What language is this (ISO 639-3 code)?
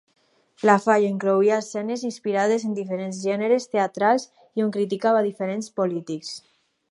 cat